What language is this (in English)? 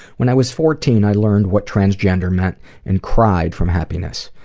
English